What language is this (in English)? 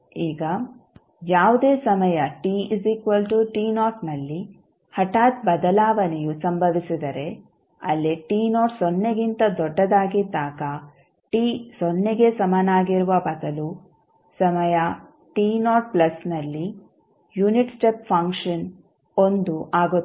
Kannada